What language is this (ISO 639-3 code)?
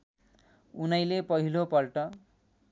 nep